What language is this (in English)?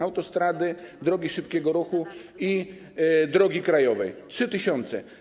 Polish